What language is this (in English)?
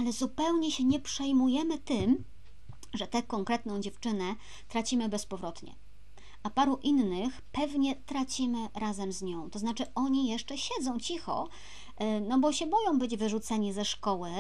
Polish